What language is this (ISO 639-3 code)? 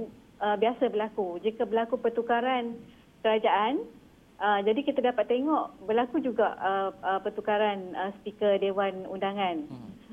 msa